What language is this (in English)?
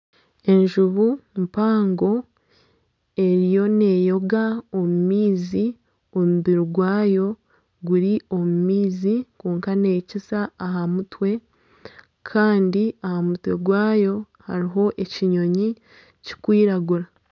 Nyankole